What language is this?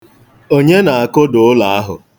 Igbo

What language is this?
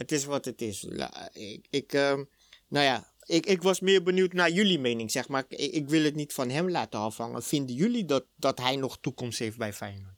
Dutch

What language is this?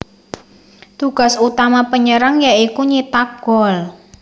Javanese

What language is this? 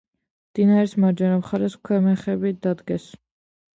Georgian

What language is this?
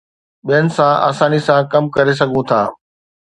Sindhi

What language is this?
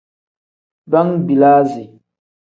Tem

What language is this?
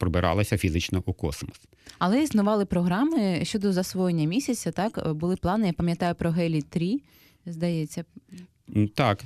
Ukrainian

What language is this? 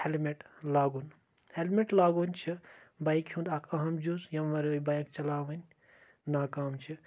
Kashmiri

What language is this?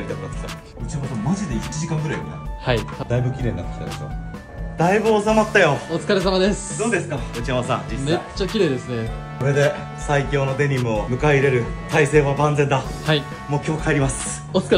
Japanese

